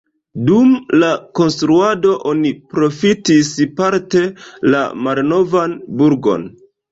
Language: Esperanto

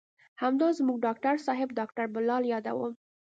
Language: Pashto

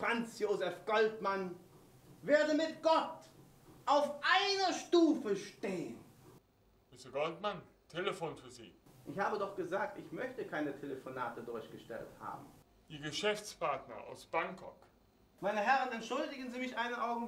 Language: German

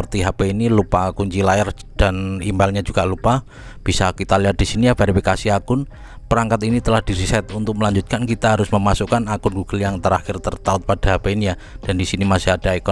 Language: Indonesian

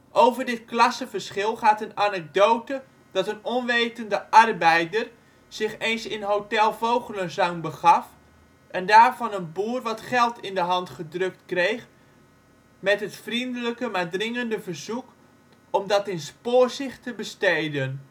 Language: Dutch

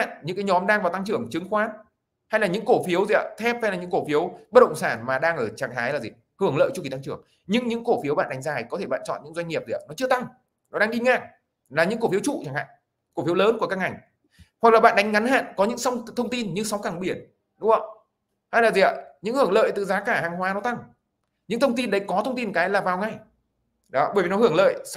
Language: Vietnamese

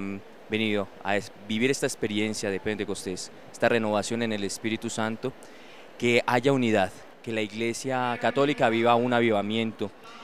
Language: Spanish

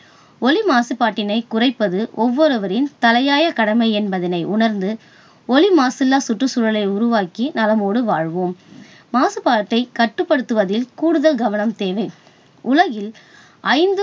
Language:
Tamil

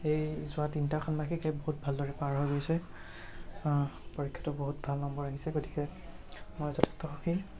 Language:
Assamese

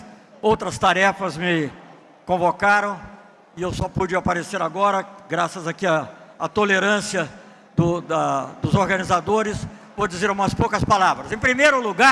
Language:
Portuguese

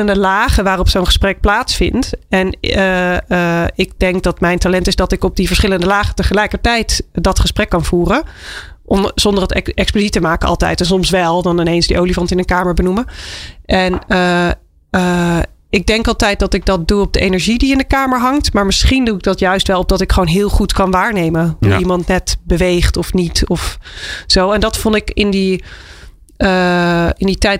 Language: Dutch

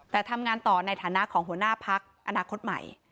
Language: Thai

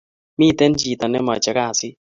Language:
Kalenjin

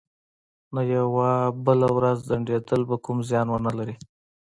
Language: Pashto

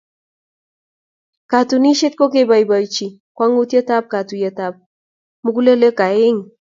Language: Kalenjin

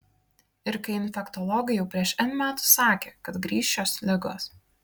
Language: Lithuanian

